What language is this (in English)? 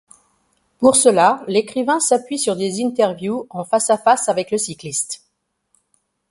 French